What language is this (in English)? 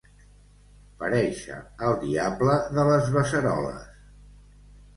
Catalan